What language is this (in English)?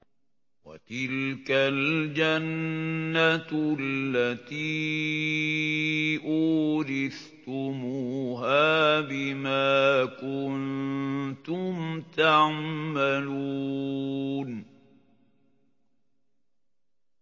Arabic